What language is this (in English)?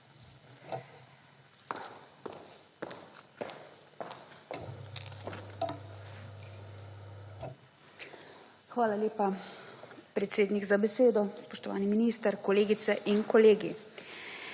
Slovenian